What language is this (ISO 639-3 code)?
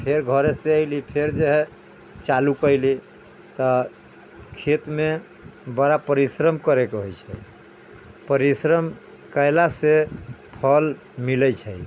mai